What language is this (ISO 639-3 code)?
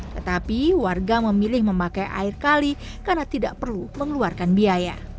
ind